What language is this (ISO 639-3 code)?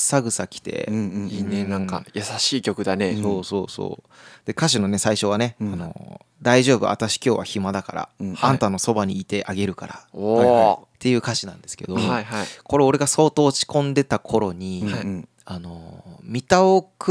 jpn